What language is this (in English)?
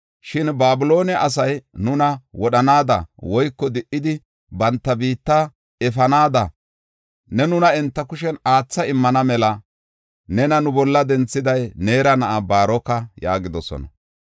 Gofa